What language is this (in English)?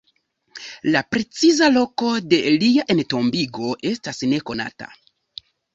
Esperanto